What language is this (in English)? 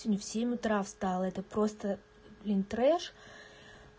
Russian